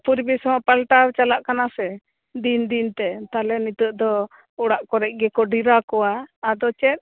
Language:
Santali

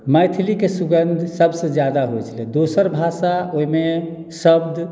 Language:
Maithili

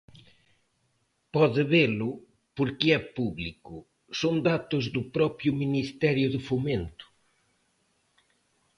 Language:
Galician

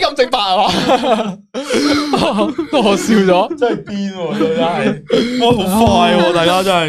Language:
Chinese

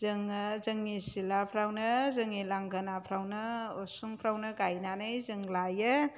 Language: Bodo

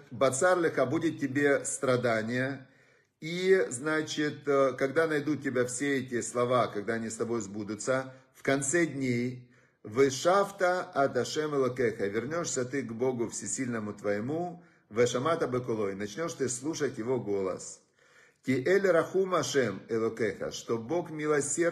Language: Russian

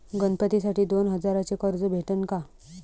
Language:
Marathi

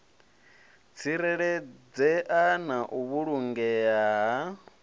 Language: Venda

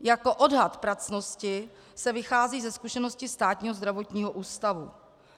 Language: Czech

